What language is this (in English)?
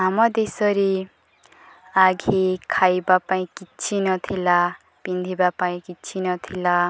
Odia